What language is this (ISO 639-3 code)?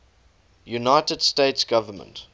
eng